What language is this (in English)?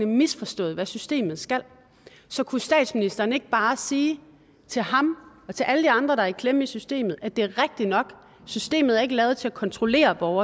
Danish